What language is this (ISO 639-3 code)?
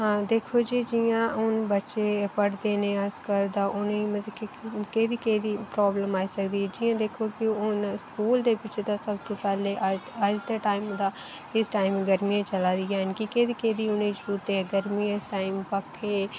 doi